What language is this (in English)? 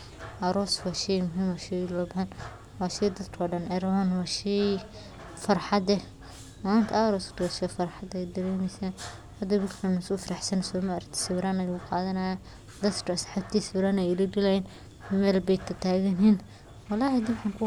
Somali